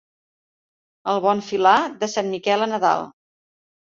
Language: Catalan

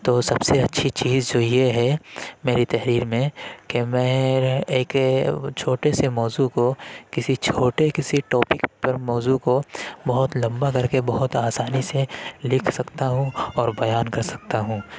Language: Urdu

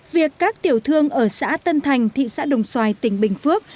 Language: Vietnamese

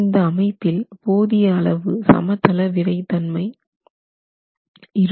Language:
Tamil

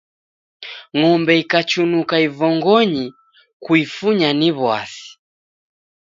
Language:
Taita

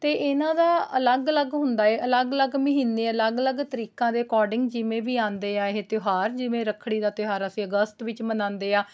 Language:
Punjabi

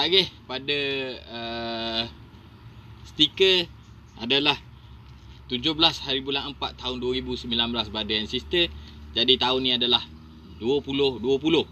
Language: Malay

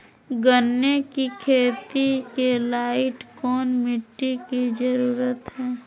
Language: Magahi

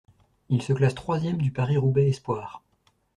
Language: French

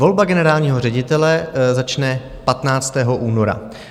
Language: Czech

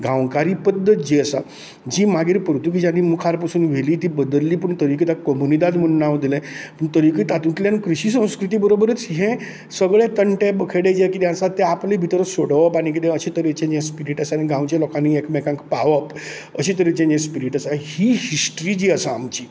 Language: Konkani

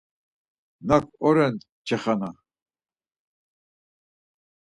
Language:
Laz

